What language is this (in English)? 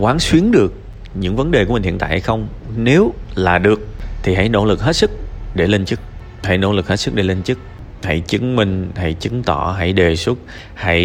Vietnamese